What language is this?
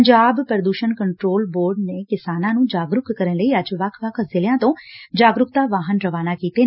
Punjabi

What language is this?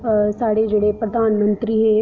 Dogri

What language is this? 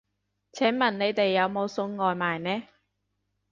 Cantonese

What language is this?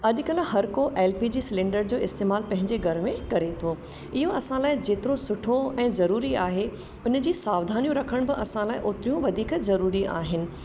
Sindhi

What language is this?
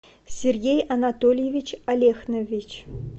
Russian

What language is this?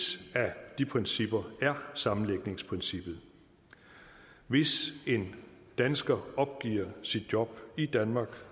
Danish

